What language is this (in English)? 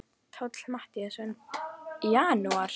Icelandic